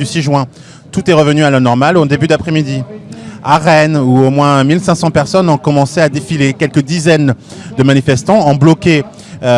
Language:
French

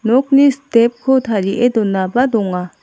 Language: Garo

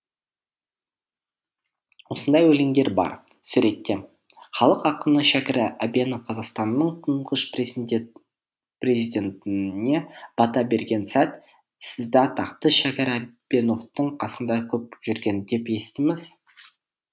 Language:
Kazakh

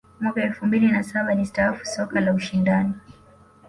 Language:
Swahili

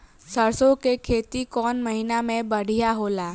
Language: Bhojpuri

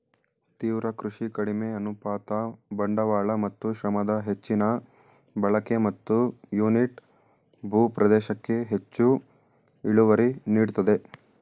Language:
Kannada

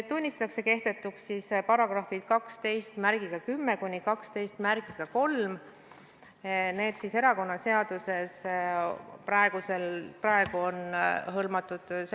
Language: Estonian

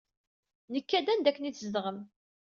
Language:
Kabyle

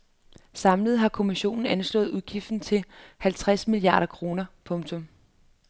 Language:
Danish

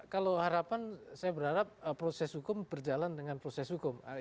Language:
Indonesian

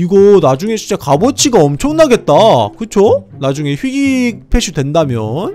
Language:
Korean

